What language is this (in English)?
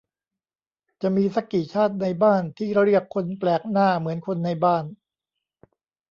Thai